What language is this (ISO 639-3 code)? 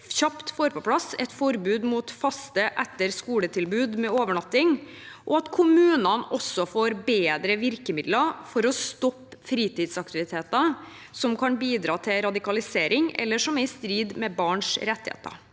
nor